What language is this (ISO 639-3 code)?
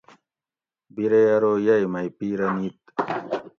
gwc